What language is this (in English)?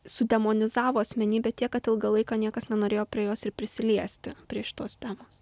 Lithuanian